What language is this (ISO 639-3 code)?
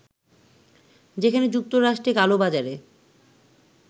ben